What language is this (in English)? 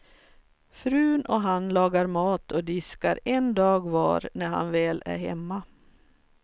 Swedish